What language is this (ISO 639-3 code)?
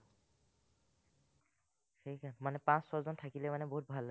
asm